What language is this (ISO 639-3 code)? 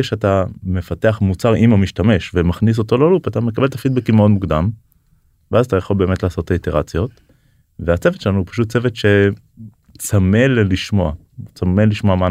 heb